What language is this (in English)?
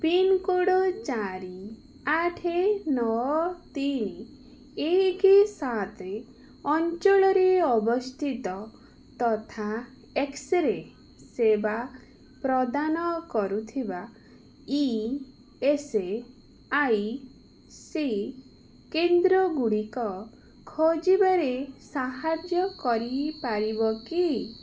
Odia